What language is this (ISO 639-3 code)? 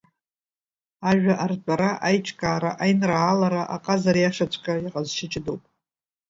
abk